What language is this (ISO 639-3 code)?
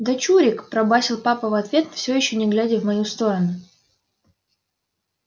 rus